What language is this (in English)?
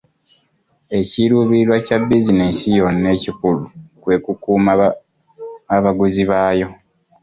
Ganda